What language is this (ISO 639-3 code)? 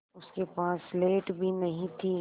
hin